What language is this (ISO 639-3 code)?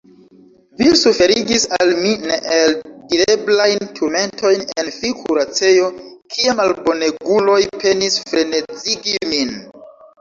epo